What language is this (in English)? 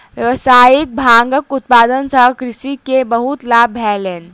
Maithili